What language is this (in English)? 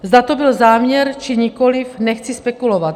Czech